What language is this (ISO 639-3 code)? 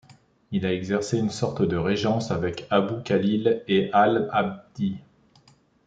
fra